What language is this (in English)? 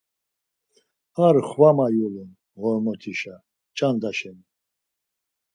Laz